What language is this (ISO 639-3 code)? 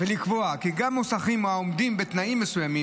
heb